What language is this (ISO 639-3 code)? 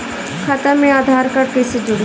bho